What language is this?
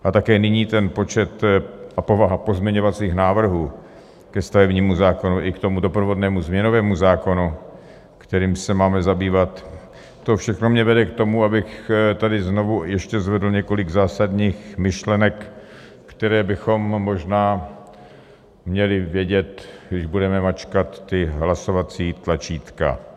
Czech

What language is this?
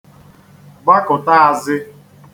Igbo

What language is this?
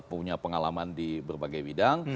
Indonesian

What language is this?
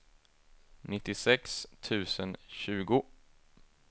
Swedish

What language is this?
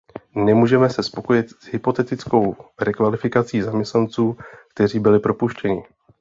Czech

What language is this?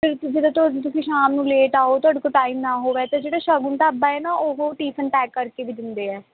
Punjabi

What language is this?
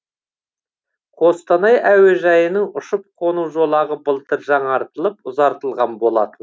Kazakh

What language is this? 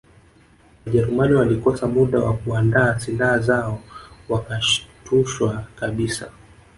Swahili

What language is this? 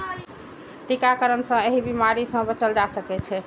Maithili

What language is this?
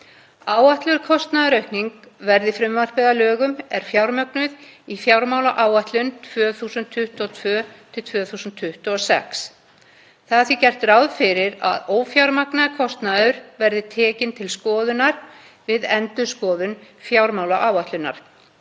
Icelandic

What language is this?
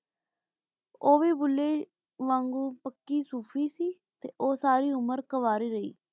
Punjabi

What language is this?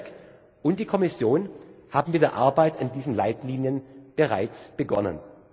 German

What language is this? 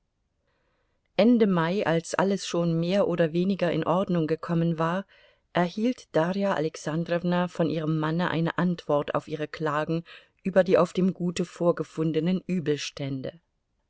German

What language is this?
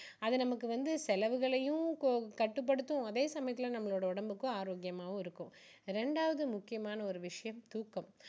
Tamil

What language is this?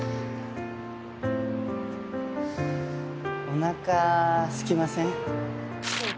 Japanese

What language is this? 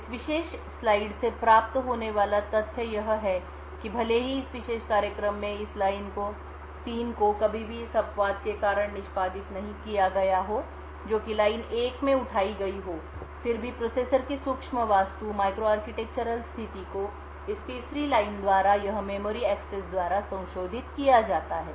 Hindi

